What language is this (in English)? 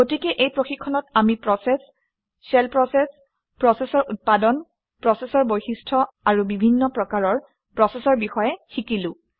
Assamese